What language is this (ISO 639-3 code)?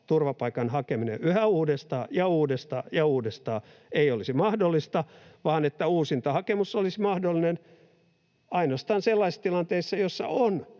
fin